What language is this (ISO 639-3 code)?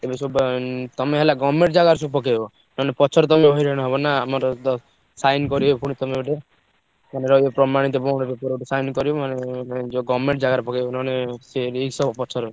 ori